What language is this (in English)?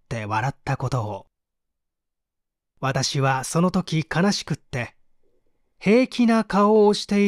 Japanese